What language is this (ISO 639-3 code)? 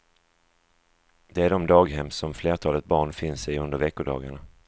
swe